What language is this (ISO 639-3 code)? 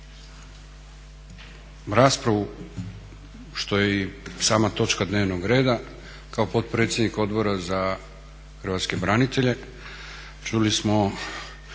hrv